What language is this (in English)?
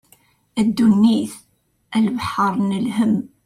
Kabyle